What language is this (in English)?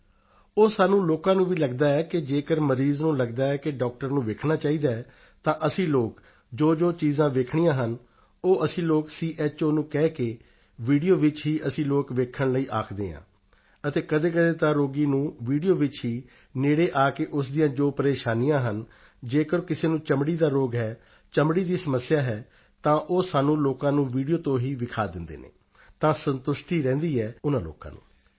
Punjabi